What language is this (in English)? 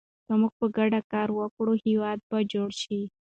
Pashto